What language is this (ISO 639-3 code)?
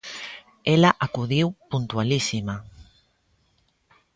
glg